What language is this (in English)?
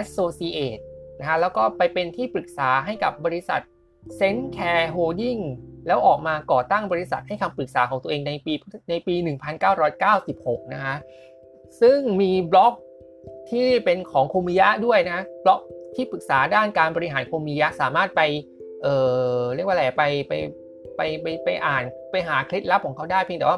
Thai